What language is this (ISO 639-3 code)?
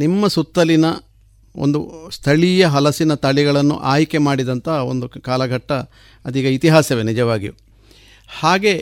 kan